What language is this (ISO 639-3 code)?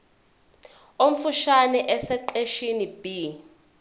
zul